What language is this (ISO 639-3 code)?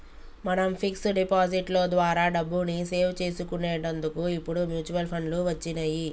tel